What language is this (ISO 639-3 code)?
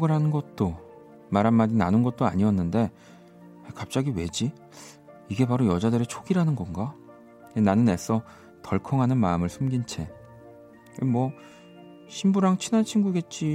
kor